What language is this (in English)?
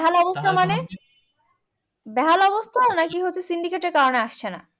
Bangla